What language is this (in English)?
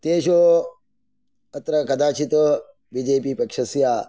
Sanskrit